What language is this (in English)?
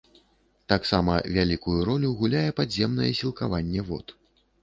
Belarusian